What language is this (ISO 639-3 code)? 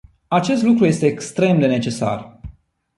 ron